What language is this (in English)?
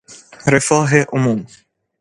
Persian